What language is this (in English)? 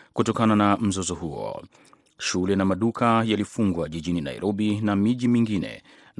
Swahili